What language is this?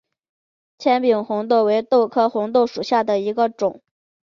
Chinese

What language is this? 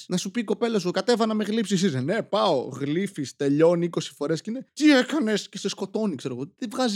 Greek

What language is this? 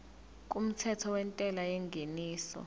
Zulu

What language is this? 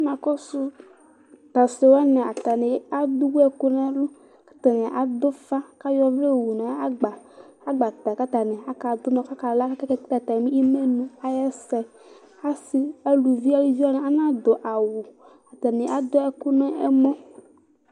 Ikposo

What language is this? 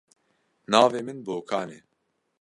Kurdish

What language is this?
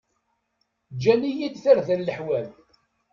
Kabyle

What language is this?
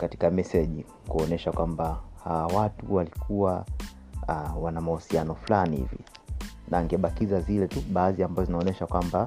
Swahili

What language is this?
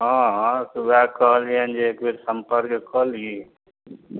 Maithili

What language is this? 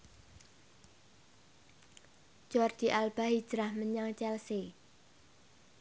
Javanese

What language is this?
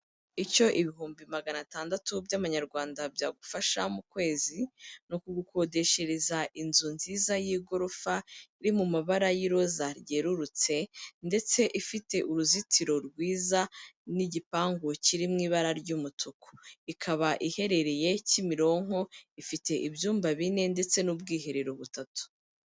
Kinyarwanda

